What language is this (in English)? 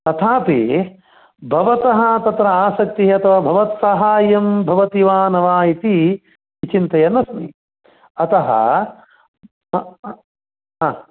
Sanskrit